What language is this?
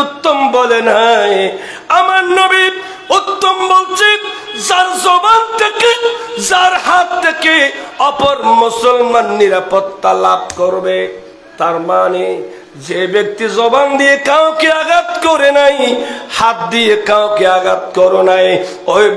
Arabic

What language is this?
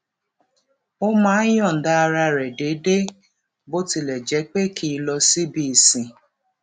Yoruba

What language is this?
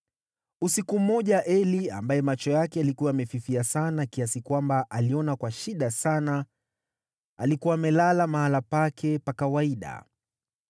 Swahili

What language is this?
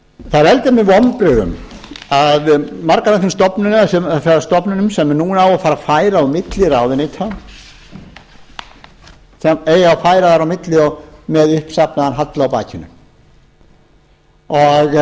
Icelandic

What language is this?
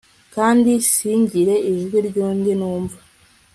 Kinyarwanda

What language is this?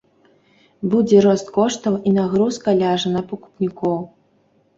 Belarusian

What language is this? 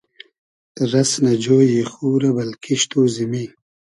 Hazaragi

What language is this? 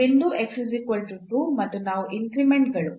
Kannada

